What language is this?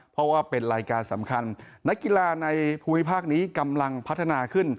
Thai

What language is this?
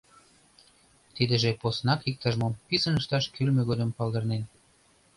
Mari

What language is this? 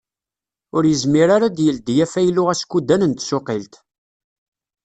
Kabyle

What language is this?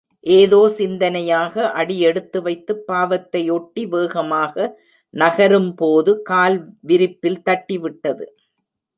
Tamil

